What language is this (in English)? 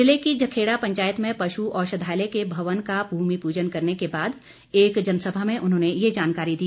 Hindi